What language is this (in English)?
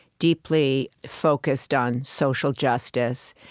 English